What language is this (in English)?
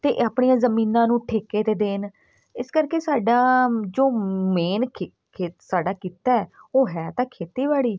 Punjabi